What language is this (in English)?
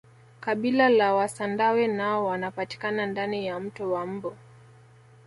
Swahili